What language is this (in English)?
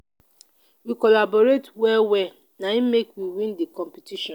Nigerian Pidgin